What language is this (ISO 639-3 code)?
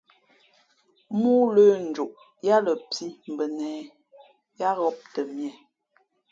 fmp